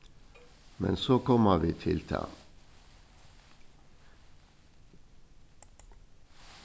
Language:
Faroese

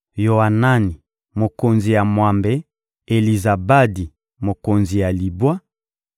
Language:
Lingala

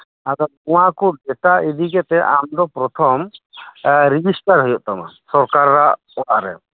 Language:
Santali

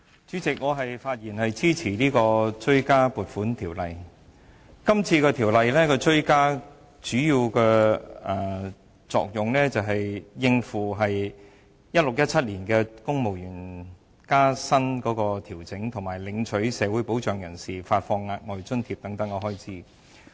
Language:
Cantonese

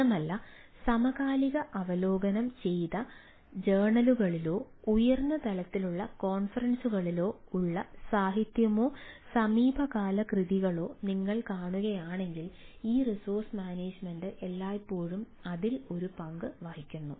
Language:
Malayalam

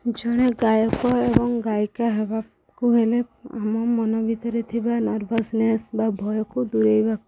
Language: Odia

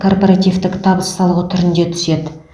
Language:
Kazakh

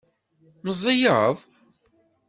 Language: Kabyle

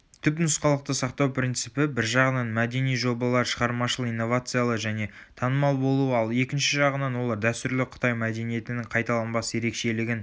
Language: Kazakh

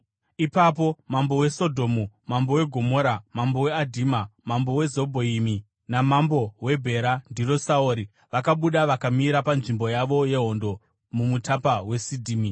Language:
Shona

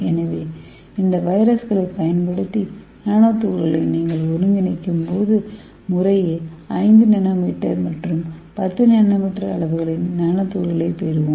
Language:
Tamil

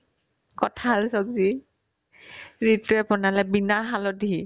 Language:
Assamese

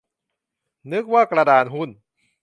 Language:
Thai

